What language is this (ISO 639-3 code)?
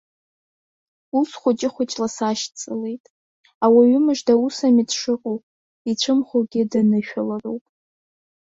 abk